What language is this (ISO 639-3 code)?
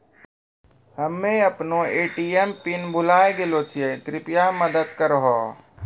mai